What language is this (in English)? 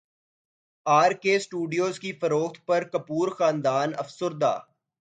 Urdu